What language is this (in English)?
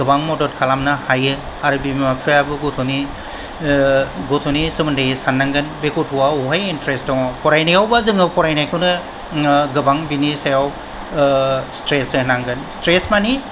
Bodo